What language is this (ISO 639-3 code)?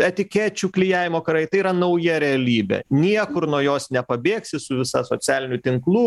lit